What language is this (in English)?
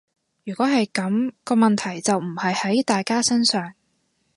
Cantonese